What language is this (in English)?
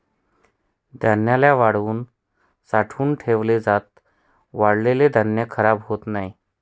Marathi